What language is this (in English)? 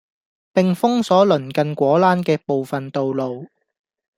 Cantonese